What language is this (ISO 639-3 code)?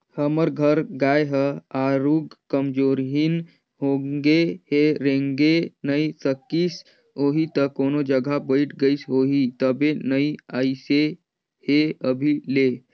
hne